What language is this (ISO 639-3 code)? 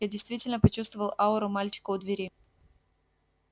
rus